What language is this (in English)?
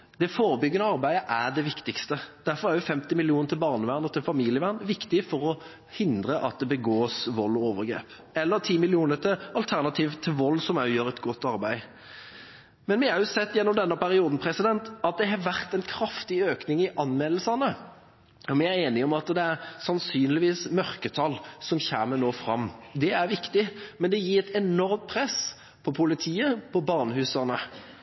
Norwegian Bokmål